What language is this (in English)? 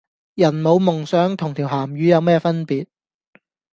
Cantonese